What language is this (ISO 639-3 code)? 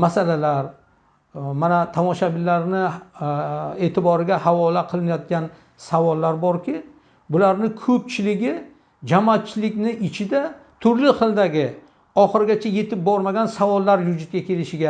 tur